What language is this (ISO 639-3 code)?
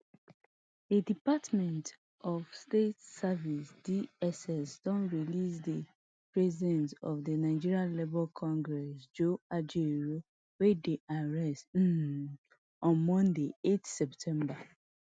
pcm